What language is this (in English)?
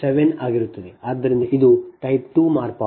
Kannada